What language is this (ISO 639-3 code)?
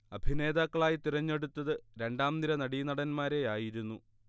mal